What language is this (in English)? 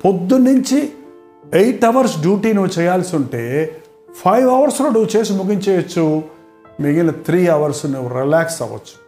Telugu